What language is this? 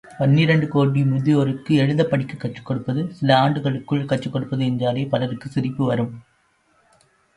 Tamil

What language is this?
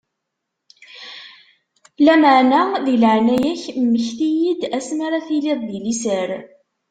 Kabyle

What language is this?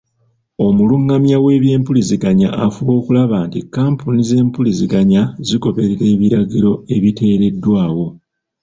Ganda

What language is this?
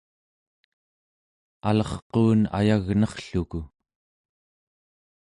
Central Yupik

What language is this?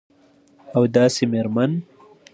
Pashto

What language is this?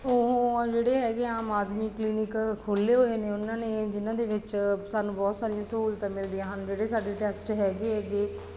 Punjabi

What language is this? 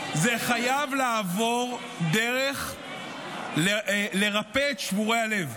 Hebrew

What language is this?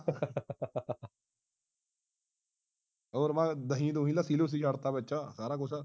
Punjabi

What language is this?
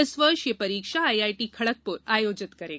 Hindi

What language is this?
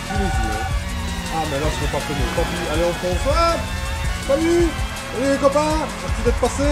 French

